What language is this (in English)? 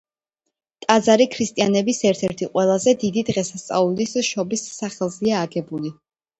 Georgian